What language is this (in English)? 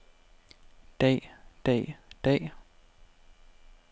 Danish